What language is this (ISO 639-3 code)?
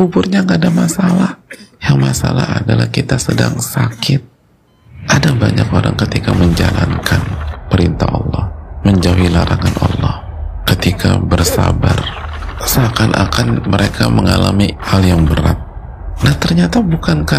ind